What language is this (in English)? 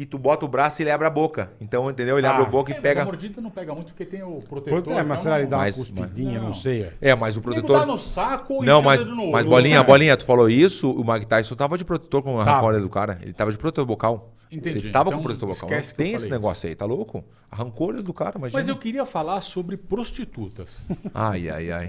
Portuguese